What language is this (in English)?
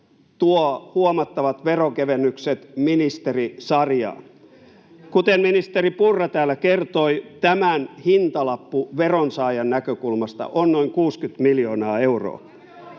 Finnish